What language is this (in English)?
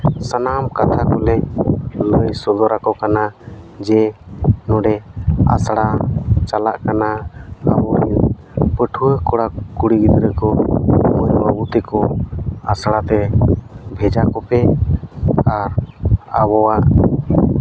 Santali